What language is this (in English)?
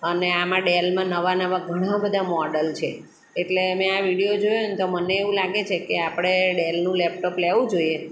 Gujarati